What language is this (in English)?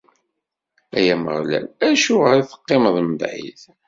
Kabyle